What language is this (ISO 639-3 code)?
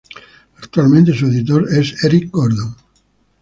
spa